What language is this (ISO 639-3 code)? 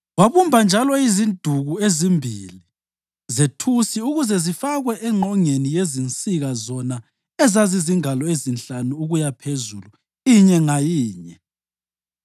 nde